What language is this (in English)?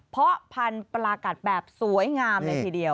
Thai